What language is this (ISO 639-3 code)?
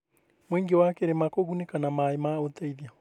kik